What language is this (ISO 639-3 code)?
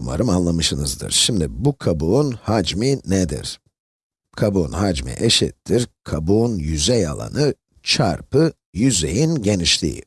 tur